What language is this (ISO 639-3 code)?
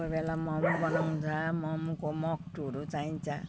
nep